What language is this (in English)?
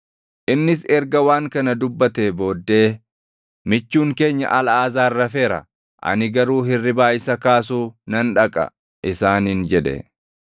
Oromo